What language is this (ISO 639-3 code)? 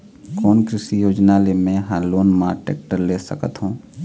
hne